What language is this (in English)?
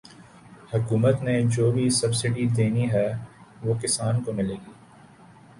Urdu